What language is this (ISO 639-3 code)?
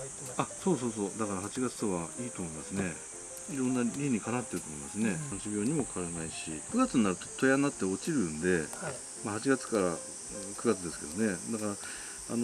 jpn